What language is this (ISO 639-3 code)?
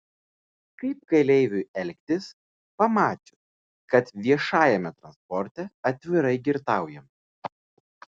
lit